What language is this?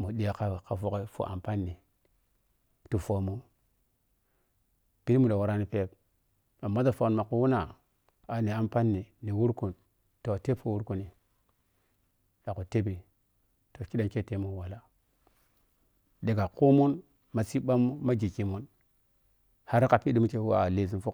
Piya-Kwonci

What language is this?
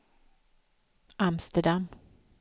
Swedish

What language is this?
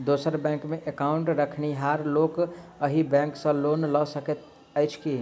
Maithili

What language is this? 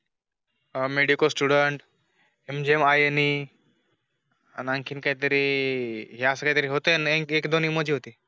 Marathi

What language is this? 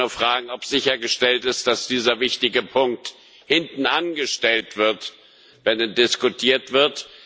German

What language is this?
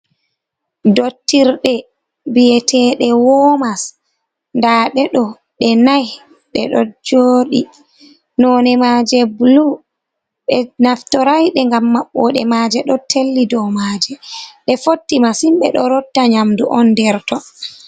Fula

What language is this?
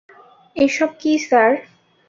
Bangla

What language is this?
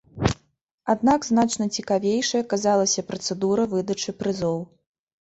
Belarusian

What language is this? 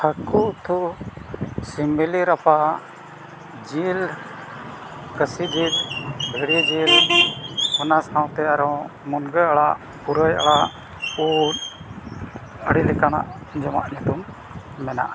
Santali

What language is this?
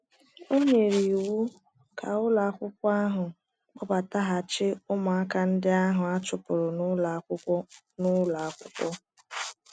Igbo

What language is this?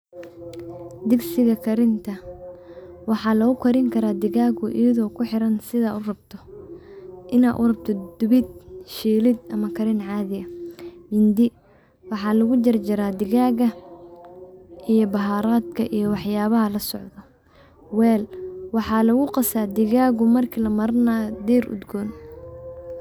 Somali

